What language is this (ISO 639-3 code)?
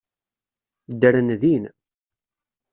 kab